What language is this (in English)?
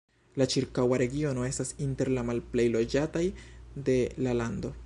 Esperanto